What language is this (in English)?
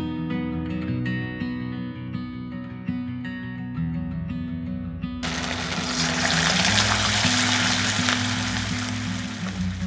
Japanese